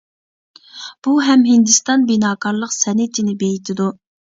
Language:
Uyghur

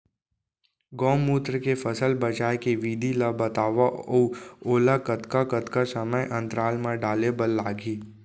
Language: Chhattisgarhi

